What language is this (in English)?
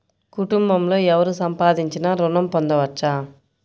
Telugu